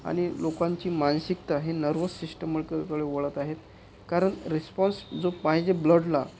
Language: Marathi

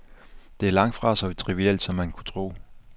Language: Danish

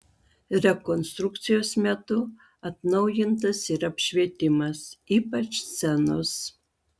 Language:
Lithuanian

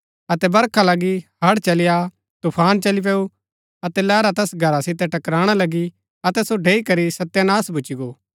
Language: Gaddi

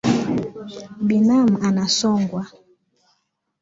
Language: Swahili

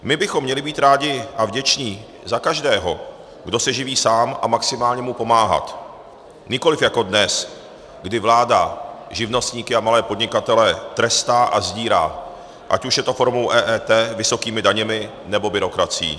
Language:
Czech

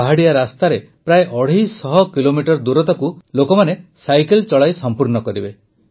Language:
Odia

